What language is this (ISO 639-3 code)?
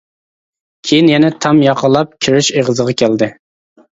uig